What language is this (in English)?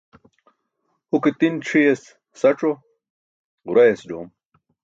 Burushaski